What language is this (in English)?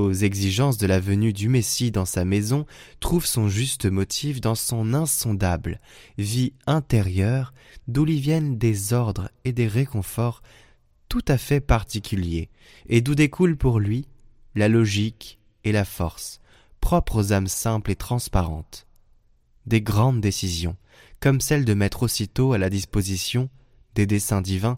French